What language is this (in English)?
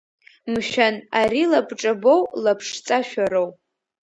Abkhazian